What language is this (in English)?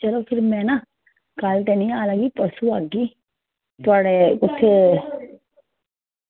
Dogri